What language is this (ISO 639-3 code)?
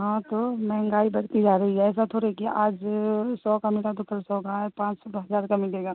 urd